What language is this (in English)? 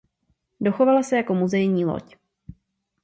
Czech